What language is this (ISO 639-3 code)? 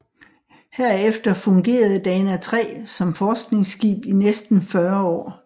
dan